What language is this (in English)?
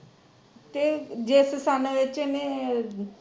Punjabi